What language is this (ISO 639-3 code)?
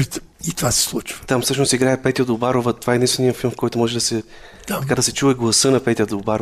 bul